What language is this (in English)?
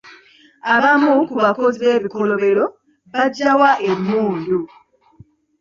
Ganda